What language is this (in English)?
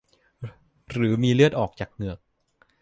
Thai